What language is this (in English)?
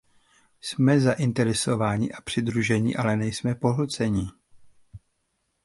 Czech